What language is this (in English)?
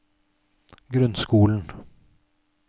Norwegian